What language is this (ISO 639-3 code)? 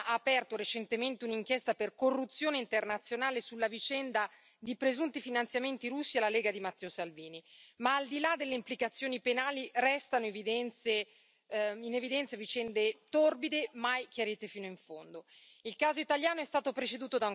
ita